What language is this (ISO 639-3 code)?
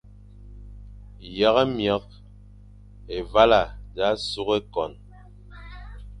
fan